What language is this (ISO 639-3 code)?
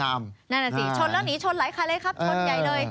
tha